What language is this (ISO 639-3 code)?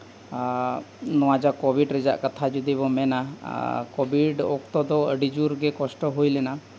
sat